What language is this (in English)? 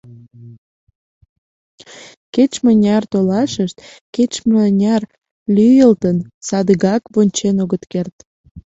Mari